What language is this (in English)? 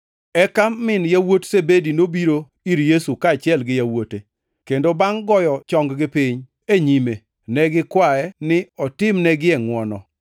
Luo (Kenya and Tanzania)